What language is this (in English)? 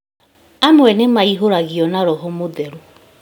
Kikuyu